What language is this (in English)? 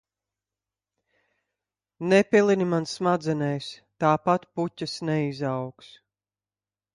Latvian